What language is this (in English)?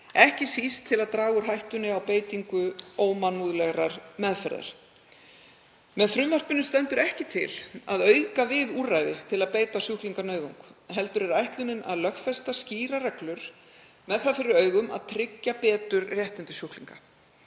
Icelandic